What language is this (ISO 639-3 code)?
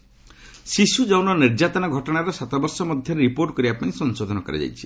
ori